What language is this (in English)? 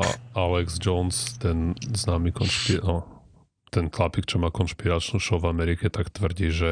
Slovak